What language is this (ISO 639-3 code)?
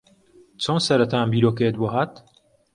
ckb